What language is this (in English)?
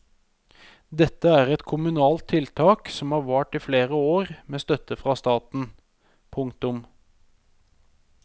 Norwegian